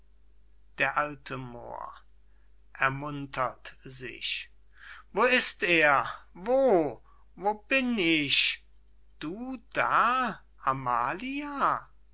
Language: German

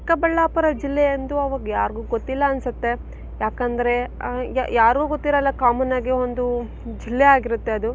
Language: Kannada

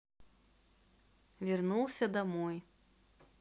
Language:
Russian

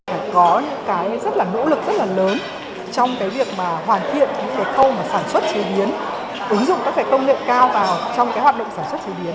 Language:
Vietnamese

